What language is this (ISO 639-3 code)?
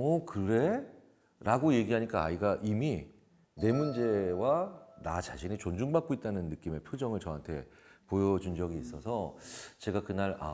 kor